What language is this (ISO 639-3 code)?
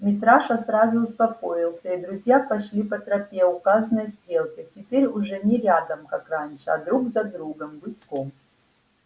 rus